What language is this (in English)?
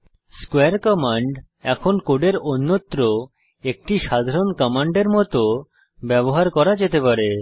Bangla